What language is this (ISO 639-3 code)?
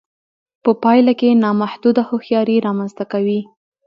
pus